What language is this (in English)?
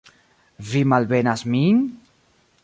Esperanto